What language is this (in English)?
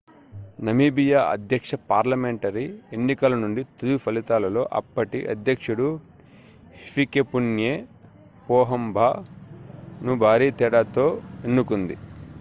Telugu